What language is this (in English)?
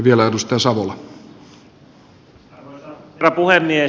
Finnish